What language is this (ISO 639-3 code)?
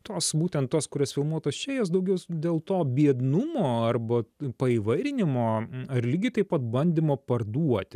lit